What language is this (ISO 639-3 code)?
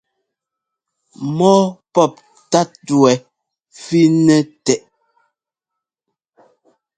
jgo